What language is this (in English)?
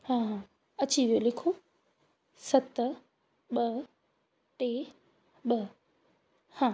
Sindhi